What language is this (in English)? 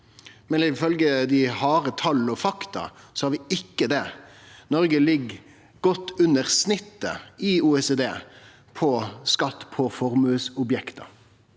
Norwegian